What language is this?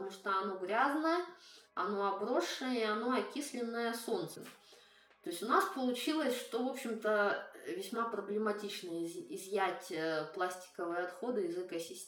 Russian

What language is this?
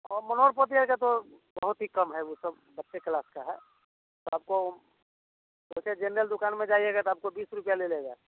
Hindi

